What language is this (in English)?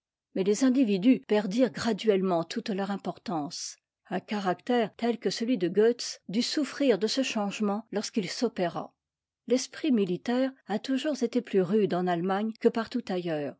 French